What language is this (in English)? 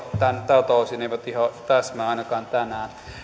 Finnish